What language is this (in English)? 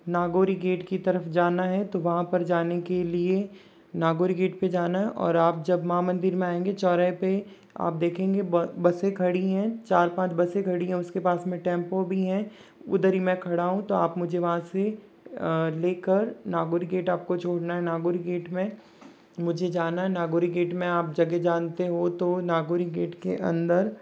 Hindi